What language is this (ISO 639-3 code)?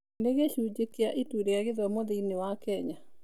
kik